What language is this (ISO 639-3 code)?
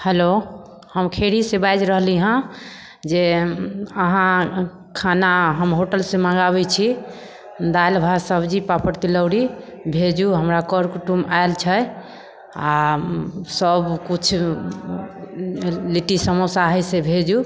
mai